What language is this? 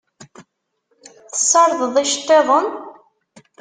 Kabyle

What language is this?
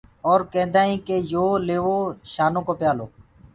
Gurgula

